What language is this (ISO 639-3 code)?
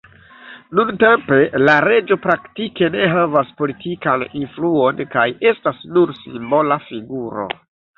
epo